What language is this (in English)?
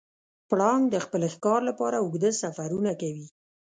Pashto